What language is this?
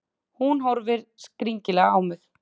Icelandic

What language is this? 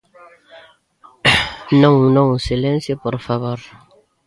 Galician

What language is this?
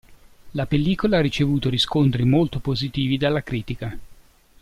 Italian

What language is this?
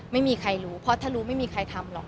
Thai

